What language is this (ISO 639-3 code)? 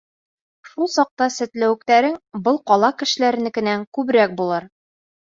bak